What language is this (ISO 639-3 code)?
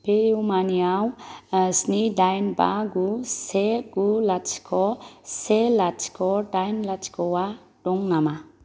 brx